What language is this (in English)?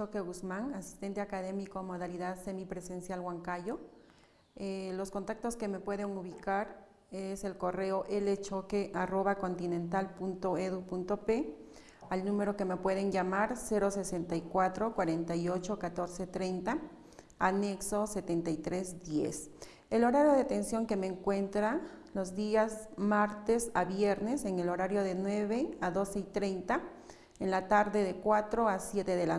Spanish